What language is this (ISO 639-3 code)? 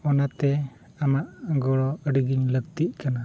sat